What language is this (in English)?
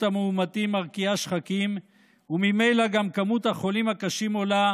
Hebrew